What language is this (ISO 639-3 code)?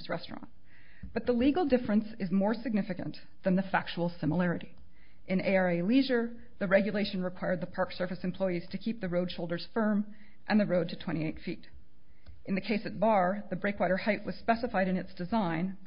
eng